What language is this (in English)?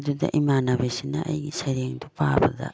Manipuri